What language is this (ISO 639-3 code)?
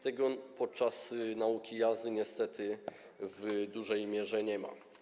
pol